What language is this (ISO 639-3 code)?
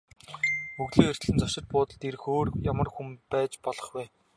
mon